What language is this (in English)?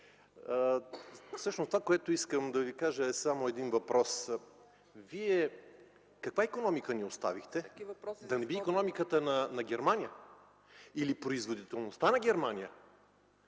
Bulgarian